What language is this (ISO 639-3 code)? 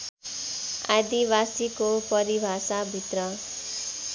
nep